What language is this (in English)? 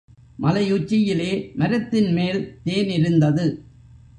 Tamil